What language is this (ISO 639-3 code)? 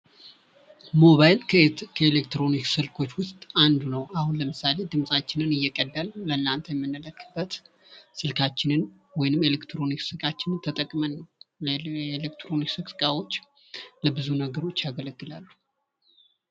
amh